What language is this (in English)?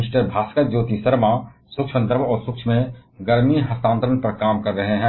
Hindi